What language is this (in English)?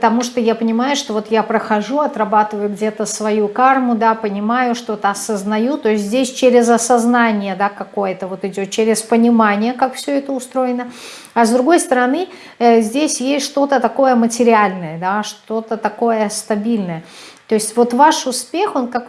Russian